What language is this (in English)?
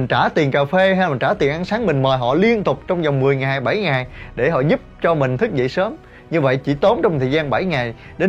Vietnamese